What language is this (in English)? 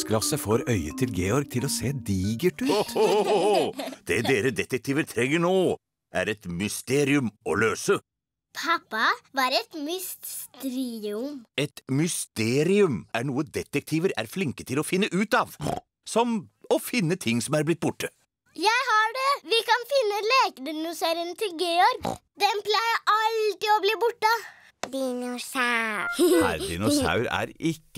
Norwegian